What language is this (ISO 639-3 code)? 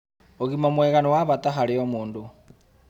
kik